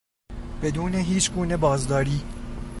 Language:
Persian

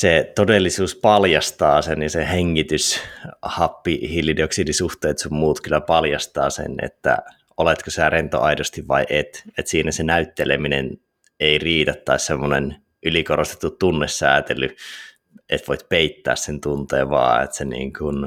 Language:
Finnish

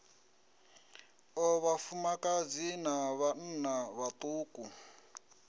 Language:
Venda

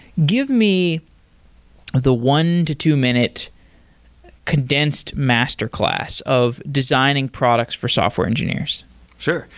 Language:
English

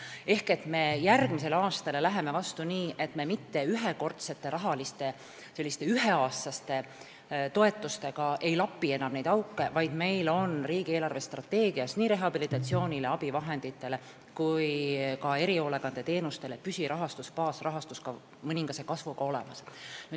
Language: Estonian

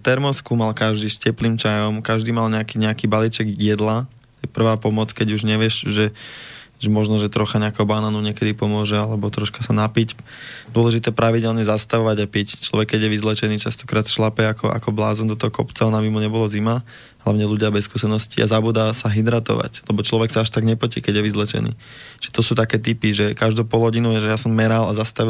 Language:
Slovak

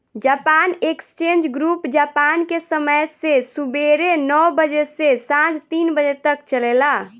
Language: Bhojpuri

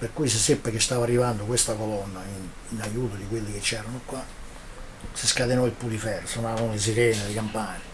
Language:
Italian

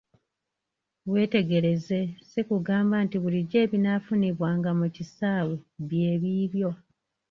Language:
Ganda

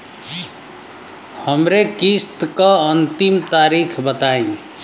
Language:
Bhojpuri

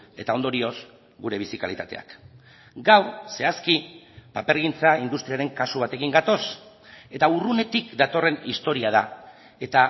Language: Basque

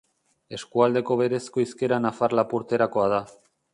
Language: Basque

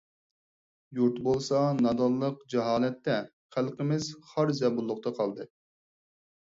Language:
Uyghur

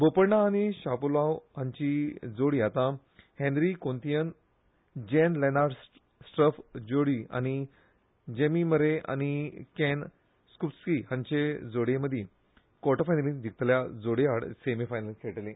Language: Konkani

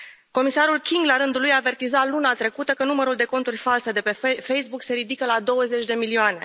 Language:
Romanian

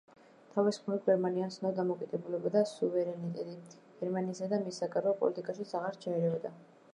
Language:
Georgian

